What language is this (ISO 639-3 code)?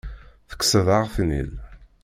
kab